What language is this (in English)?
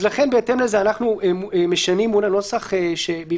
Hebrew